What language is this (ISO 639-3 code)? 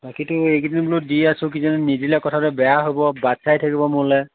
asm